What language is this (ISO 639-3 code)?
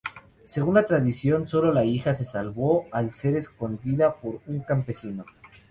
spa